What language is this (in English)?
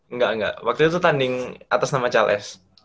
Indonesian